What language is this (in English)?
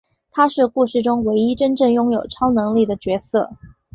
Chinese